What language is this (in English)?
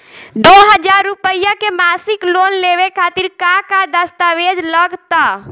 Bhojpuri